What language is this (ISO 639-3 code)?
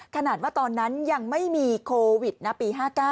tha